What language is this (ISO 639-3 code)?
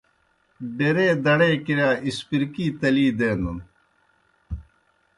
plk